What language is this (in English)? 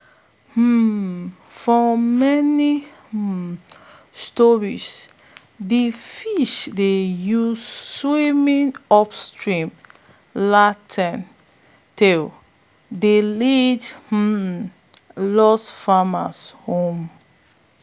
Nigerian Pidgin